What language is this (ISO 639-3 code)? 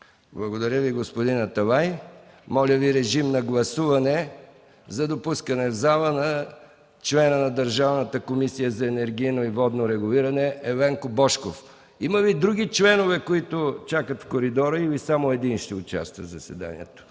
bul